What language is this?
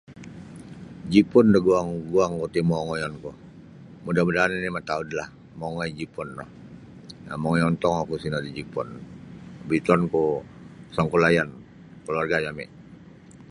Sabah Bisaya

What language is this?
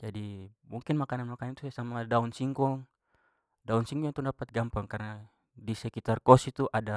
Papuan Malay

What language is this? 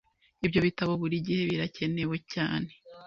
Kinyarwanda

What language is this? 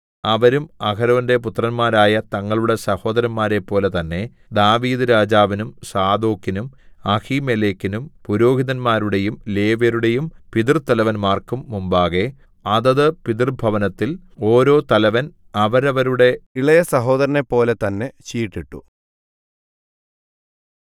Malayalam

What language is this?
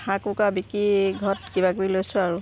Assamese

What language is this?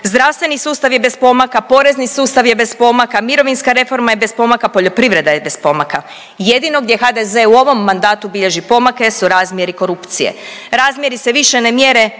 Croatian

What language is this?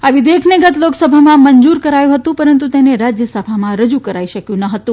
Gujarati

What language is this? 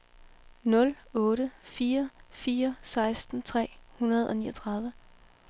Danish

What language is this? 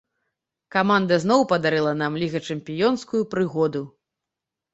Belarusian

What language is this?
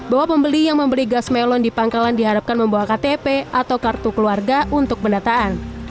Indonesian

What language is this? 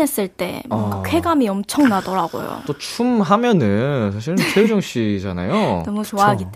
Korean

